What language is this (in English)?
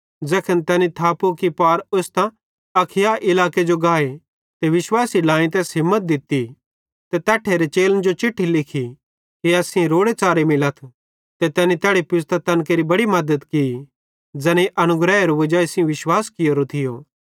Bhadrawahi